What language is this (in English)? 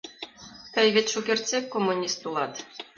Mari